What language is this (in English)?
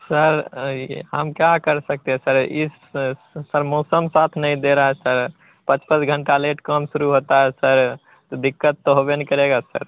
Hindi